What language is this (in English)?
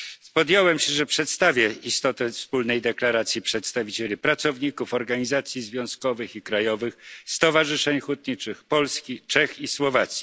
Polish